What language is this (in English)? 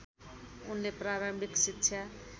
Nepali